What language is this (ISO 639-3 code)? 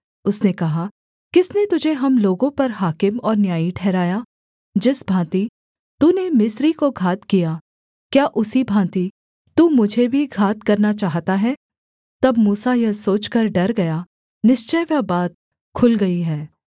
hin